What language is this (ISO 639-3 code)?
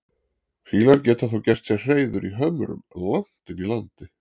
isl